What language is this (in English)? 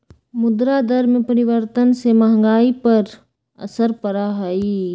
Magahi